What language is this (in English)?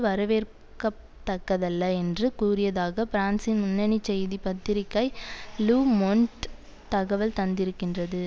Tamil